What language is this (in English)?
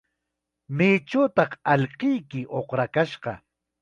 Chiquián Ancash Quechua